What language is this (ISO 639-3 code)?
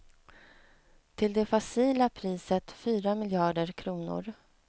swe